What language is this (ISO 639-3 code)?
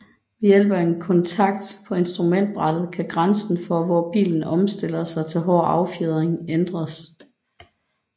dan